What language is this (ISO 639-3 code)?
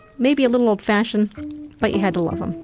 eng